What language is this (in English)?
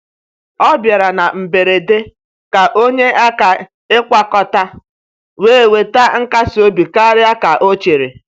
Igbo